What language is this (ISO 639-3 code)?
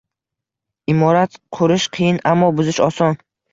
uzb